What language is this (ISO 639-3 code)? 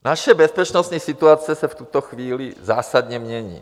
ces